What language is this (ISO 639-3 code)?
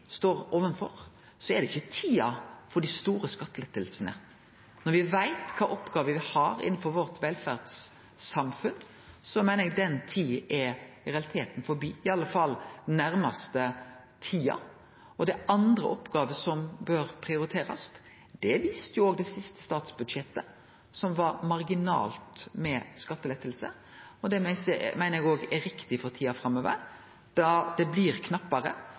nno